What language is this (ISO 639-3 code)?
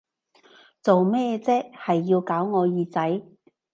yue